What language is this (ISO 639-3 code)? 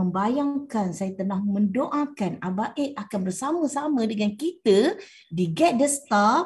msa